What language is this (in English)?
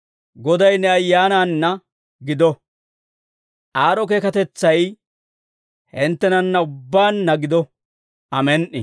Dawro